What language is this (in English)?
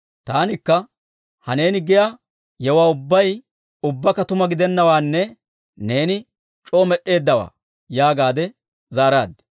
Dawro